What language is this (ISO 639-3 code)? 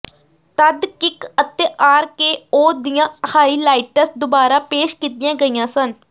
pan